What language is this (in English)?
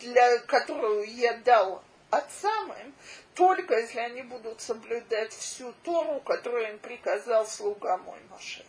Russian